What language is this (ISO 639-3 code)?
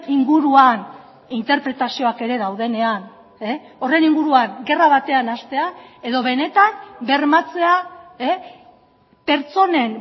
eus